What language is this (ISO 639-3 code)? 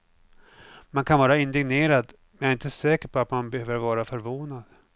swe